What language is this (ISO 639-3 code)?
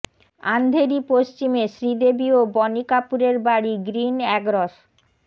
ben